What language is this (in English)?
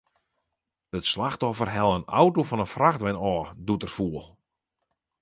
Western Frisian